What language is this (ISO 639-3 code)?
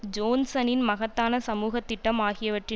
tam